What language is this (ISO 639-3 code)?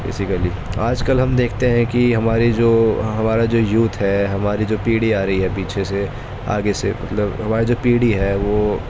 urd